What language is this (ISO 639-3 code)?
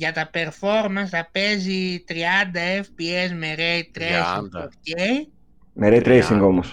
ell